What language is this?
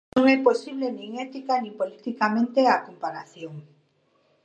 Galician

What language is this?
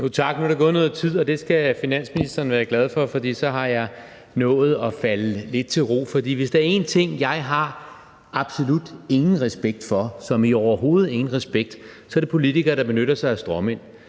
Danish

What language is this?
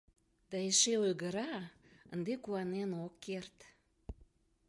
Mari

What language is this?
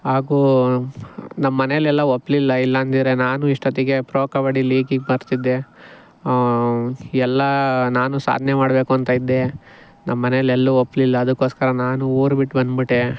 Kannada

